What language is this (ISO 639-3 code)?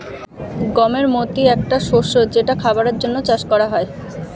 ben